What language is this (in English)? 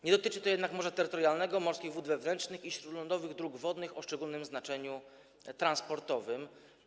Polish